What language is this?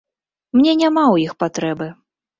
Belarusian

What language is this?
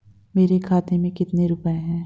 Hindi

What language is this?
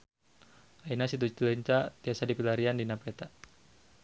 Sundanese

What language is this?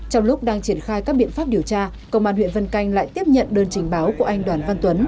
Vietnamese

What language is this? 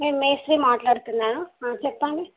Telugu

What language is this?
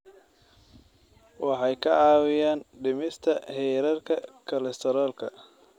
Somali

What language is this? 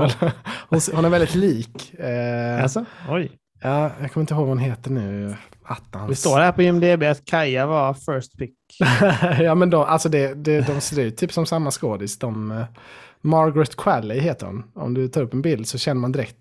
Swedish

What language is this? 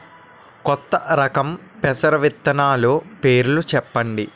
Telugu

